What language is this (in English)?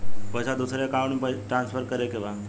Bhojpuri